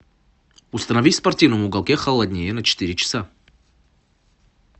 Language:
Russian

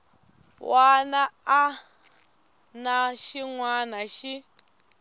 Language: Tsonga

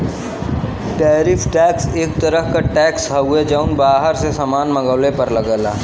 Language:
Bhojpuri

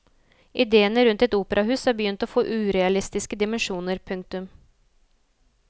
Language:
Norwegian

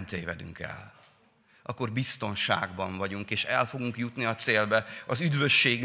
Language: Hungarian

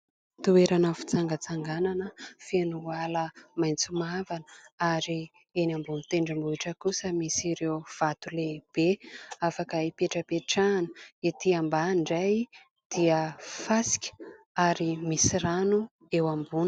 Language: Malagasy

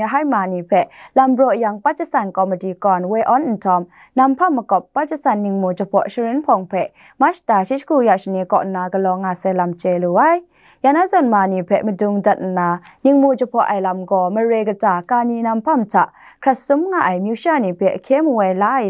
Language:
Thai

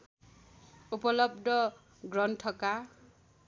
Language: Nepali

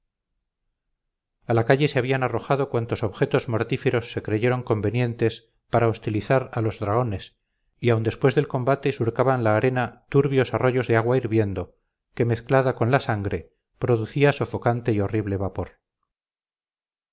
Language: Spanish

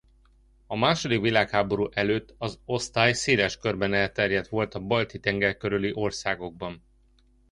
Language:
Hungarian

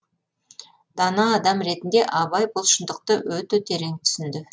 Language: Kazakh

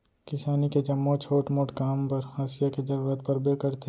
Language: Chhattisgarhi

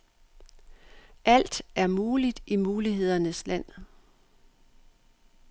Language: Danish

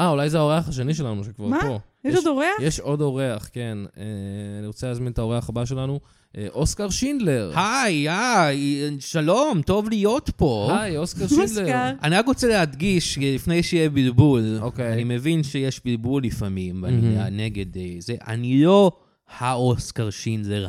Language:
Hebrew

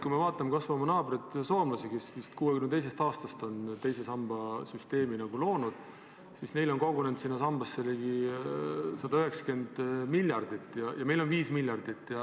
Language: Estonian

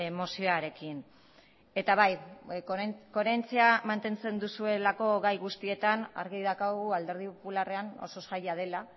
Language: Basque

